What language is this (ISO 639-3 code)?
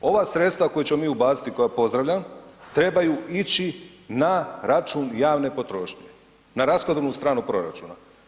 hrv